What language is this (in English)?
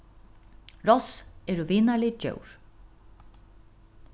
Faroese